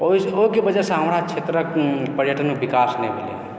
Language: Maithili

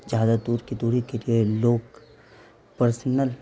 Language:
Urdu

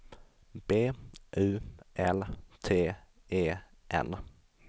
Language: Swedish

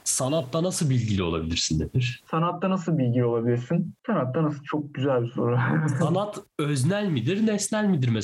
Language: Turkish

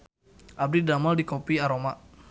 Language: Sundanese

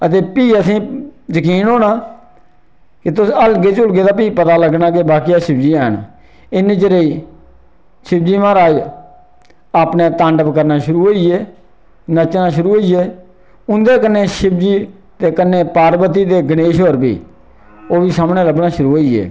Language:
Dogri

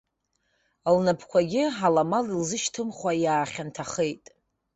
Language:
Abkhazian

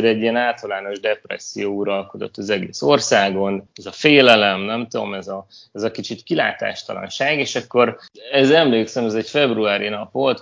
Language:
Hungarian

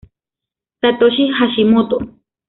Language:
Spanish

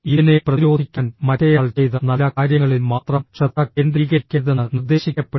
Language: Malayalam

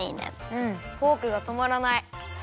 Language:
Japanese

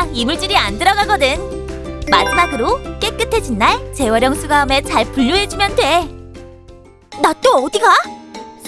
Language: Korean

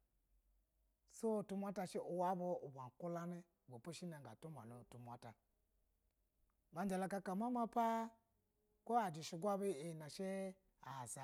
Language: Basa (Nigeria)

